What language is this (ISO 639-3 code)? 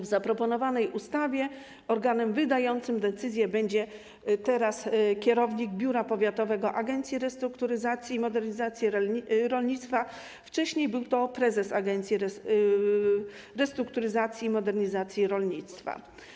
pol